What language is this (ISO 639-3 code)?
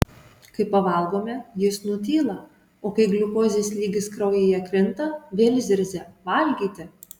lit